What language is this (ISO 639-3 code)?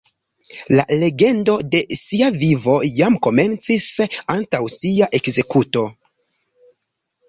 epo